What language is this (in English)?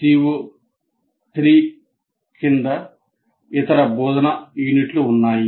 Telugu